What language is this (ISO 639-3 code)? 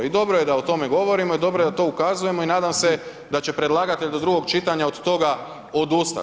hrv